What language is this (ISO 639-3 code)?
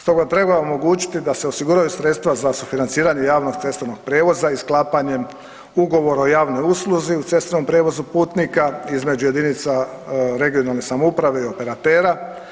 hrv